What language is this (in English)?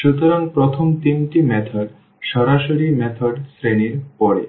Bangla